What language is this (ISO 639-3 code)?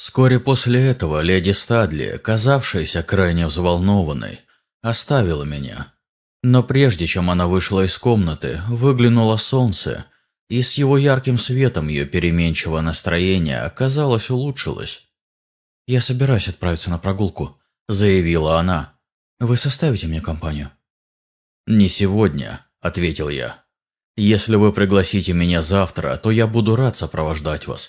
rus